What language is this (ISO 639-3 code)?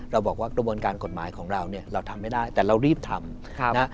tha